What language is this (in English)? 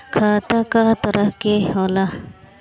Bhojpuri